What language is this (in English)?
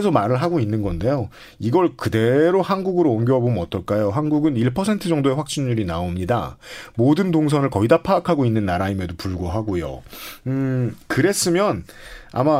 Korean